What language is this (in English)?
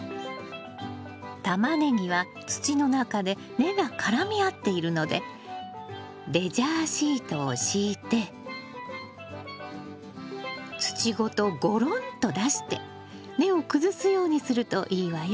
Japanese